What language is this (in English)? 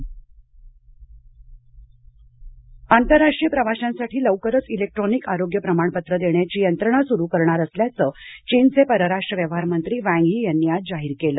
Marathi